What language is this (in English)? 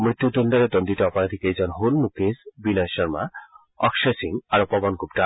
Assamese